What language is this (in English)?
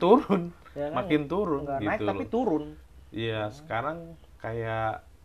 Indonesian